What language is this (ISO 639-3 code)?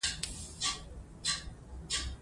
pus